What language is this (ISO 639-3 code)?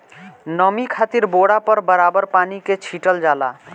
bho